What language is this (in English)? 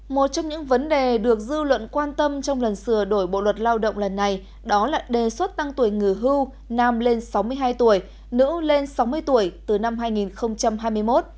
Vietnamese